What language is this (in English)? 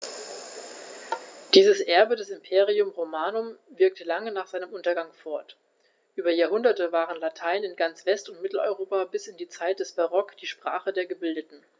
German